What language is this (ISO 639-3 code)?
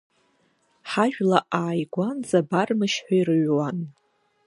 abk